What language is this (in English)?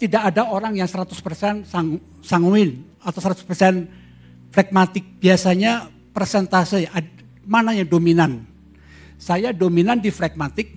Indonesian